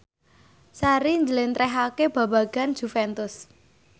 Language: Javanese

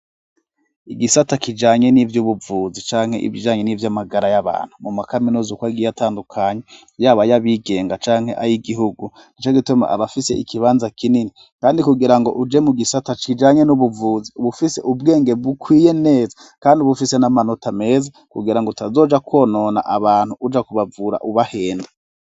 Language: Rundi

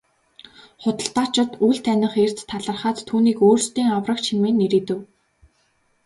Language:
Mongolian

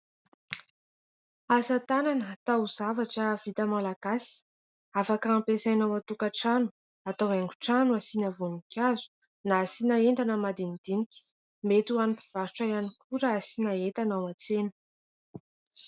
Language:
Malagasy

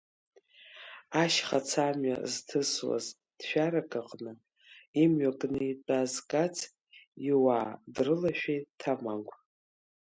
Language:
Abkhazian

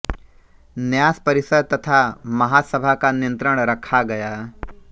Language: Hindi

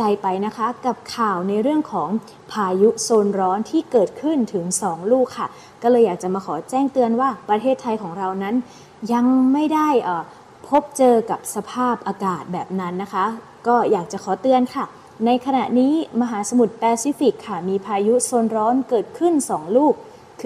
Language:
Thai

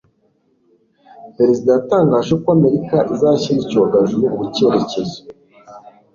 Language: Kinyarwanda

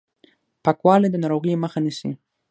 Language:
Pashto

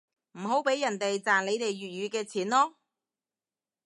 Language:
Cantonese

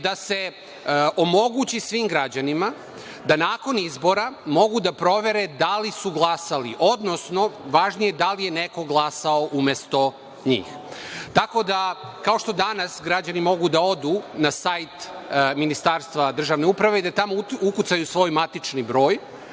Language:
Serbian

